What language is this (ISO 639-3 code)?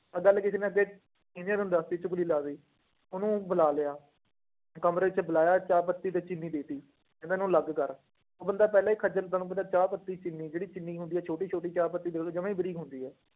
pan